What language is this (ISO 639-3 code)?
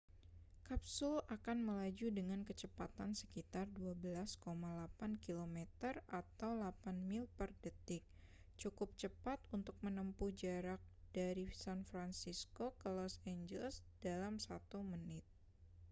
ind